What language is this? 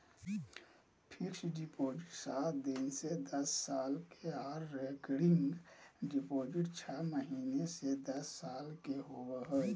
Magahi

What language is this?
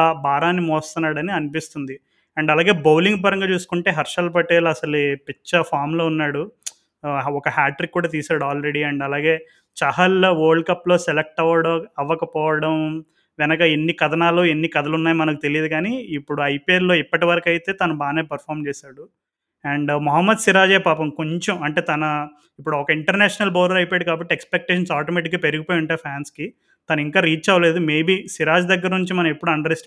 Telugu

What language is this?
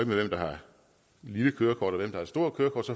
Danish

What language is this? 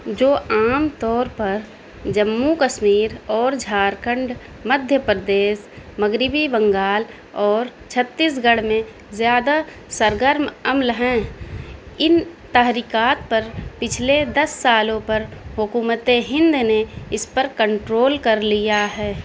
Urdu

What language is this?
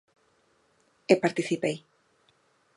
Galician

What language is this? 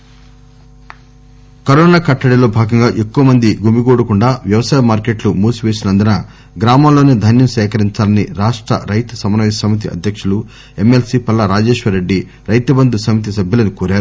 Telugu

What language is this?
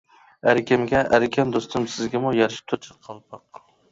Uyghur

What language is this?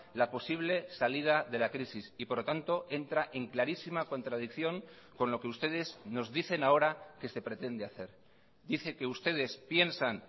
Spanish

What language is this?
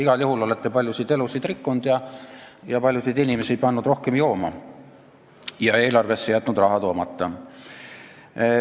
Estonian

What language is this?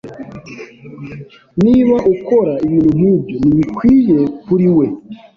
Kinyarwanda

